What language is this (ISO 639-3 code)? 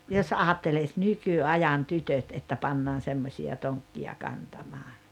fin